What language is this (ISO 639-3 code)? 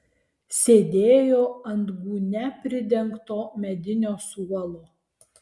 lit